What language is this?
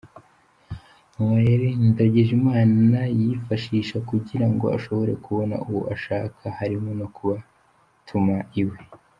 Kinyarwanda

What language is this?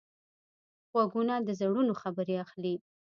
Pashto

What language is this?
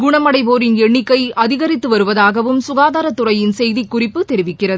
Tamil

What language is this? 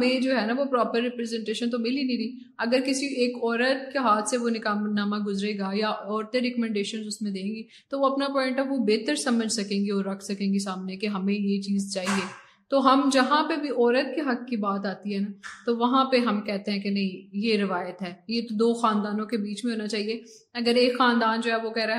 Urdu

